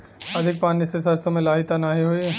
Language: Bhojpuri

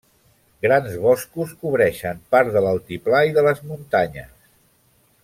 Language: Catalan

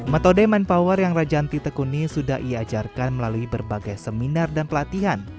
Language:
Indonesian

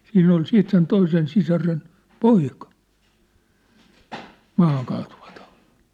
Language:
Finnish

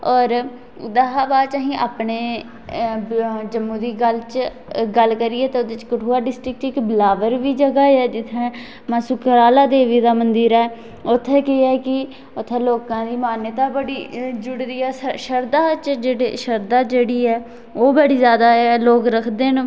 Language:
Dogri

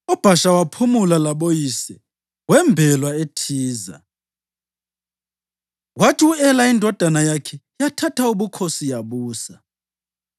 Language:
North Ndebele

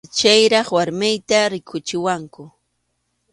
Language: Arequipa-La Unión Quechua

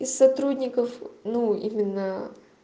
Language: Russian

